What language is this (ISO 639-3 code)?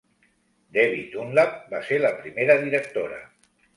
cat